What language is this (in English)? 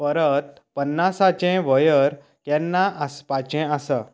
Konkani